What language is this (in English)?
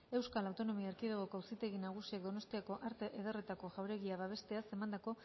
Basque